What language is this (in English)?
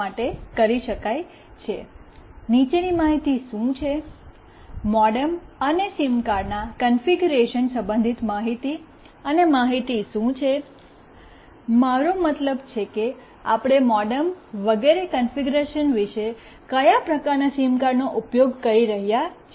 Gujarati